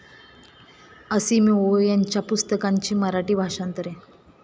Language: Marathi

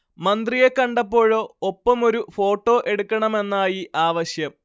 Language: Malayalam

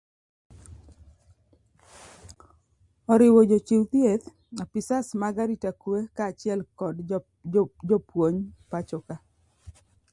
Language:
Luo (Kenya and Tanzania)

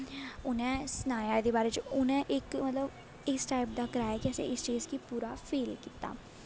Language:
Dogri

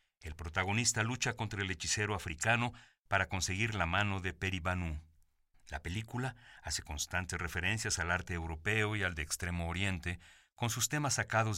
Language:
Spanish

